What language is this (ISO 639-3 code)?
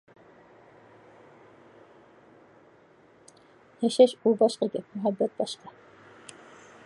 uig